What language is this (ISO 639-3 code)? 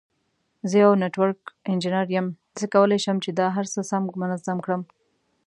pus